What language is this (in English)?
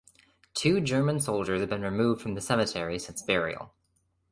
English